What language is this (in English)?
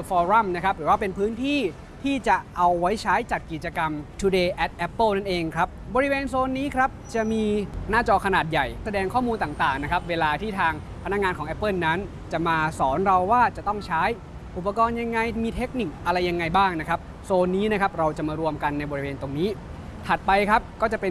Thai